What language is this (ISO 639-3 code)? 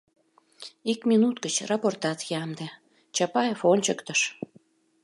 chm